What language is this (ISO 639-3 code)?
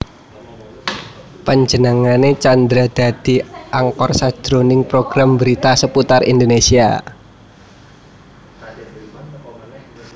jav